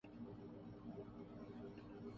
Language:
Urdu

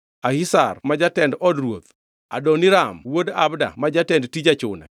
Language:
Luo (Kenya and Tanzania)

